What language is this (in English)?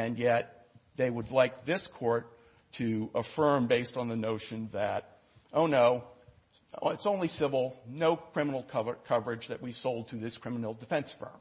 English